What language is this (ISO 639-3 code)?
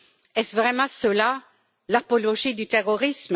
fra